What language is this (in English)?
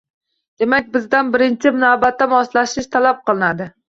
Uzbek